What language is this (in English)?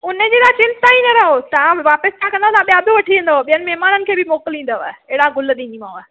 Sindhi